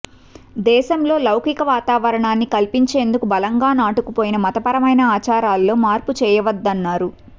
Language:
Telugu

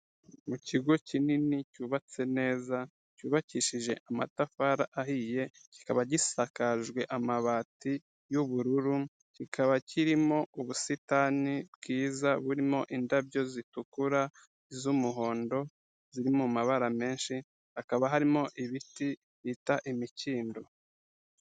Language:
Kinyarwanda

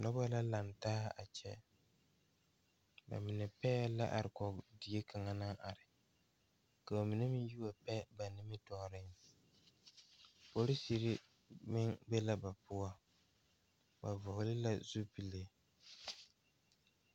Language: Southern Dagaare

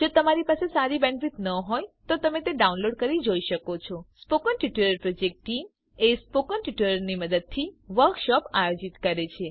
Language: Gujarati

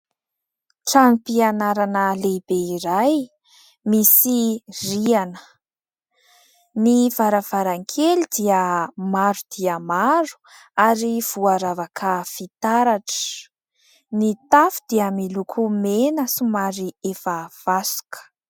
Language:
Malagasy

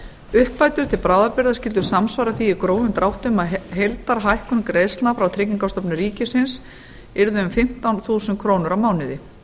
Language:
Icelandic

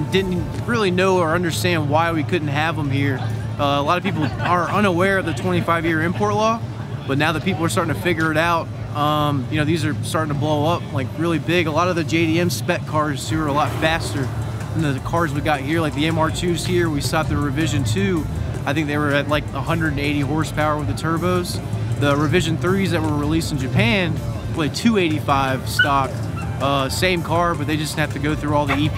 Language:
English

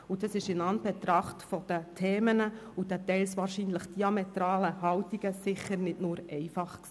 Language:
Swiss German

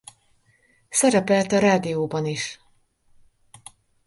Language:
Hungarian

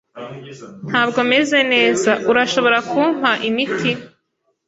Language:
Kinyarwanda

